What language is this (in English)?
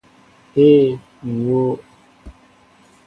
Mbo (Cameroon)